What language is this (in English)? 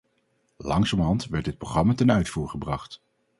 Dutch